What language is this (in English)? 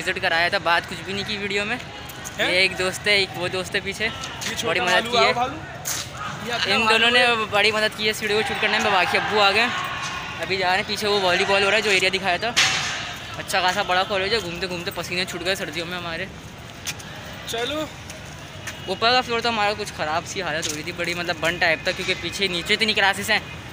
English